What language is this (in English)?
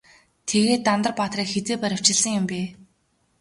Mongolian